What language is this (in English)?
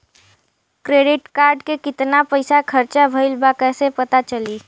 Bhojpuri